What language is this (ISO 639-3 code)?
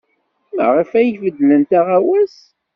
kab